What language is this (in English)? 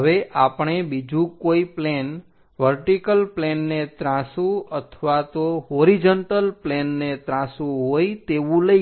Gujarati